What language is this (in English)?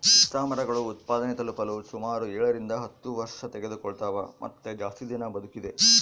Kannada